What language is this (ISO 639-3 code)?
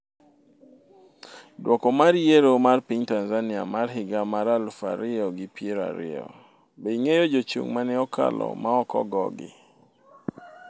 luo